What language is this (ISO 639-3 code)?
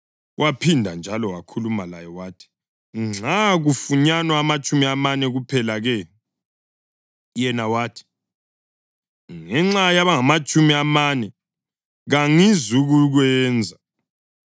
nde